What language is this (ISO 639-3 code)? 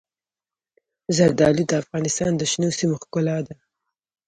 pus